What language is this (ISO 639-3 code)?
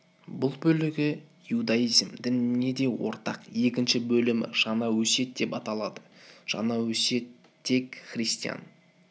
kaz